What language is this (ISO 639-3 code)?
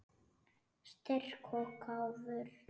isl